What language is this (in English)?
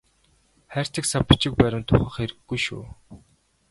Mongolian